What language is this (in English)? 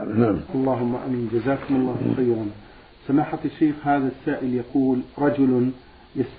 Arabic